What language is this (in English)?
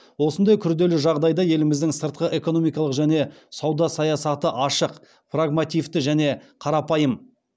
Kazakh